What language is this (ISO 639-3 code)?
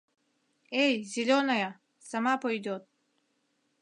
chm